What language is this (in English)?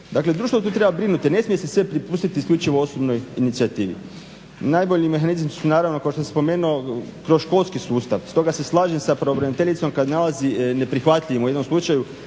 Croatian